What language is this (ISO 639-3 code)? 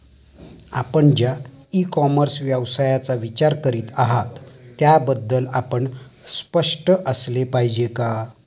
mar